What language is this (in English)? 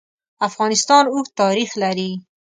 Pashto